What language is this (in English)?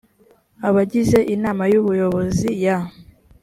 Kinyarwanda